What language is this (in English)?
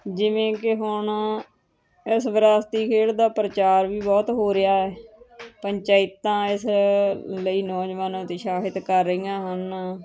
Punjabi